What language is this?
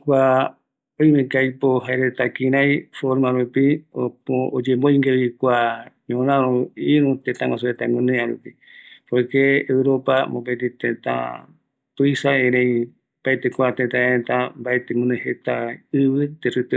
Eastern Bolivian Guaraní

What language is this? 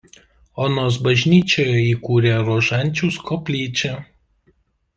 Lithuanian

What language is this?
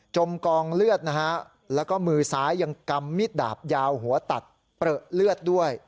Thai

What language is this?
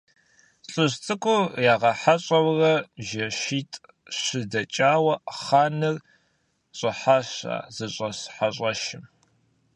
Kabardian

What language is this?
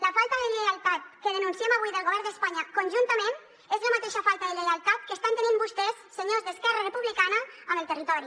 Catalan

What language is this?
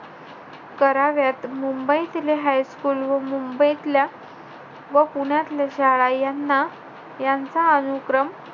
Marathi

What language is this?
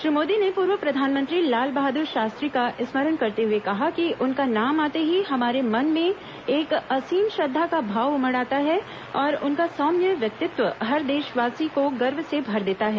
Hindi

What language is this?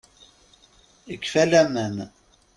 Kabyle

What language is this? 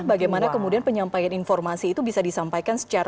Indonesian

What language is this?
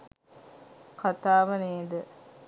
Sinhala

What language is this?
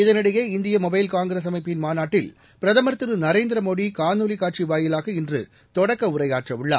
Tamil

